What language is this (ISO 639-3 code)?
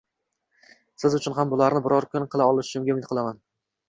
uzb